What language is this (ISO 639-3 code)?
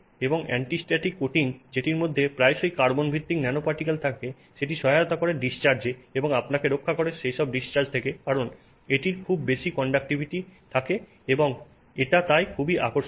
ben